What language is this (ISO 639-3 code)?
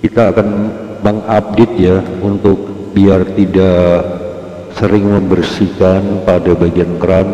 ind